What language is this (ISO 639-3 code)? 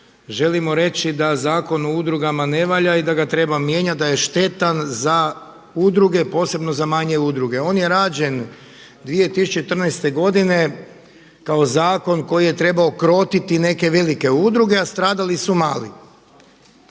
hrv